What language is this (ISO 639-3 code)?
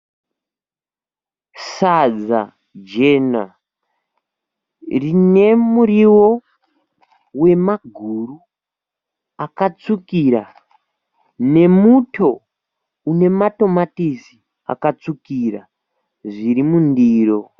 sna